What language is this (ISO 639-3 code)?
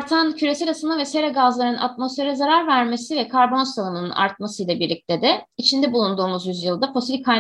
tur